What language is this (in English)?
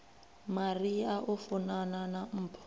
Venda